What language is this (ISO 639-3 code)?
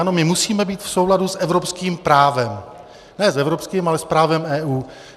ces